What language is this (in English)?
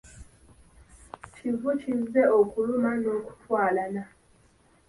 Ganda